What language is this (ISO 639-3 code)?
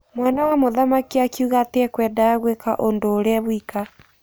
kik